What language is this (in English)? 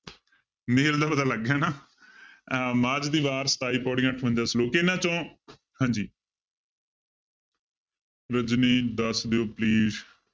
Punjabi